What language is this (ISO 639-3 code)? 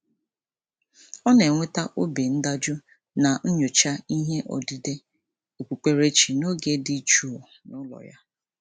ibo